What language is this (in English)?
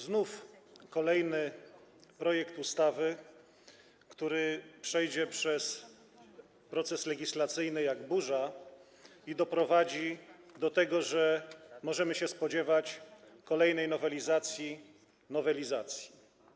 Polish